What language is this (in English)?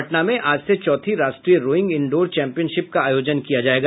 Hindi